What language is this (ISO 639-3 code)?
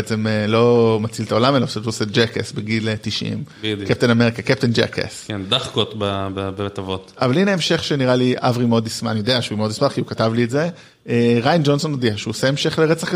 heb